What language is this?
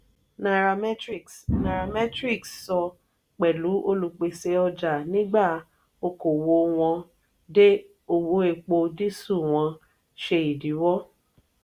Yoruba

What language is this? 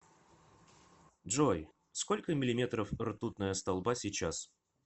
Russian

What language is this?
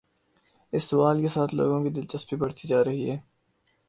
Urdu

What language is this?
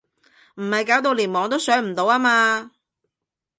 Cantonese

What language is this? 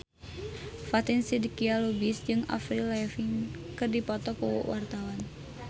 Sundanese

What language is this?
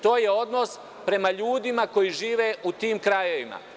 Serbian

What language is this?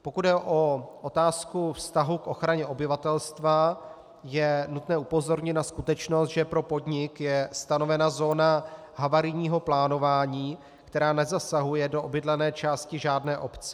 Czech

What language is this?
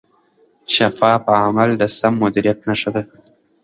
Pashto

